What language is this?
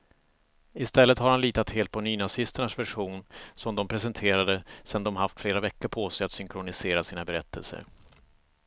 Swedish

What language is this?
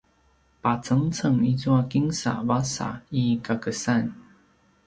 Paiwan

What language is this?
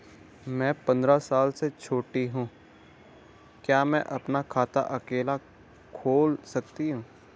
Hindi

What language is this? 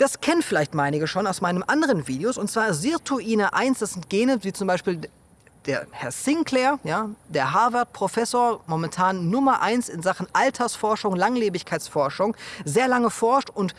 German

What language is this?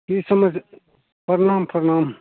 Maithili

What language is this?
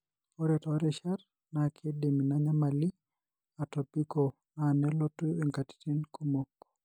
Masai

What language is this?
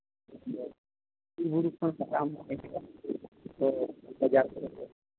Santali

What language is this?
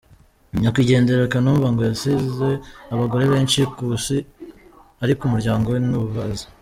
Kinyarwanda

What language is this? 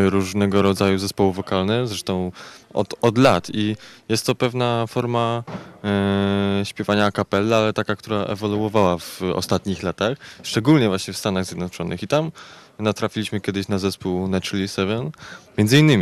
Polish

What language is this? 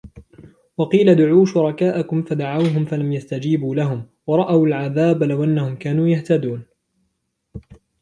Arabic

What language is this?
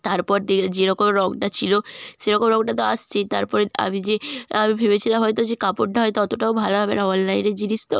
Bangla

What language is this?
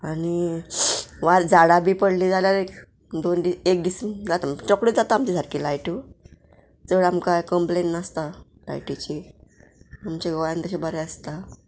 Konkani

